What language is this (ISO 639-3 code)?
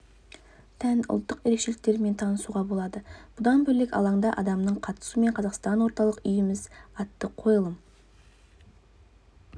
kaz